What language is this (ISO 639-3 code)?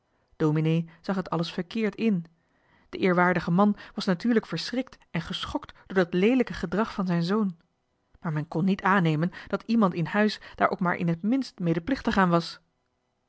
nld